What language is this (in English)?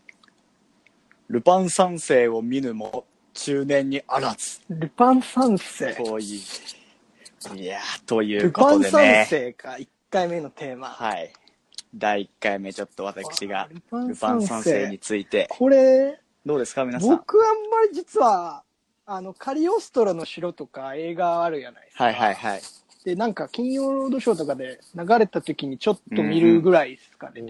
Japanese